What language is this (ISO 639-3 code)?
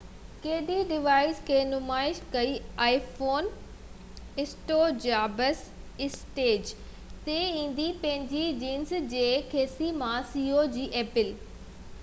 snd